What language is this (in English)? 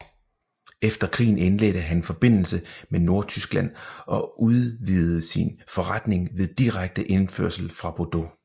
Danish